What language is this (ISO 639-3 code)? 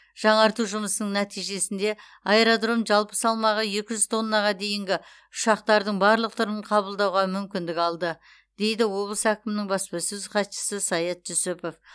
kaz